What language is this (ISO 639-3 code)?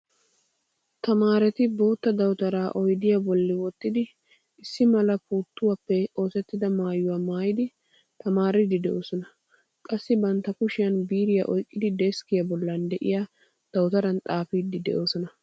wal